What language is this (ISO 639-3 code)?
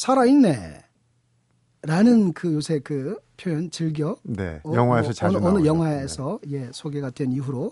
kor